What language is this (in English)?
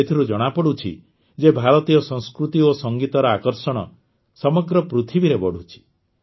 Odia